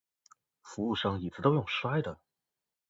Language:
Chinese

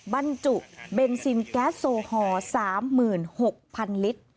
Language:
Thai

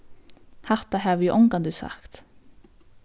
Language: Faroese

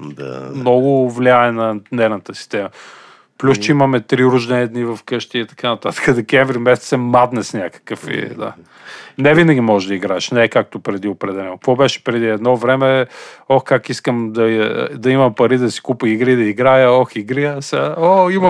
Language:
Bulgarian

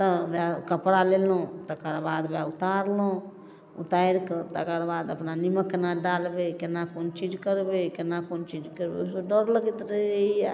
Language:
Maithili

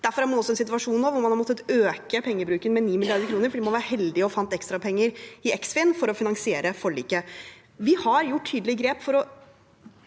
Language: Norwegian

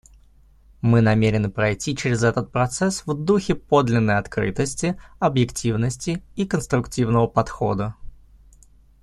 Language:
Russian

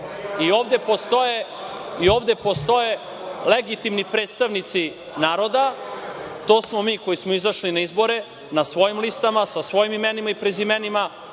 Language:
Serbian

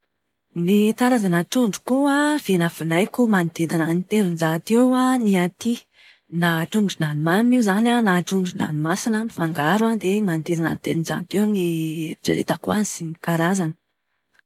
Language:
Malagasy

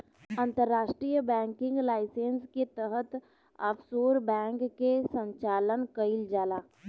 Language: Bhojpuri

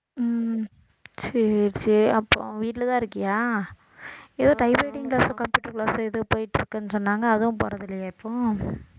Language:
Tamil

